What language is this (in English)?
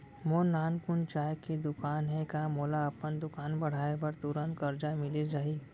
Chhattisgarhi